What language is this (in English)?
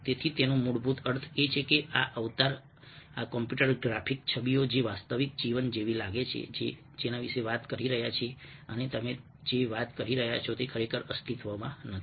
Gujarati